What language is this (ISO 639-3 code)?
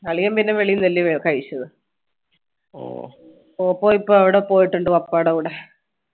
mal